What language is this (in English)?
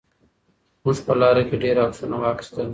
Pashto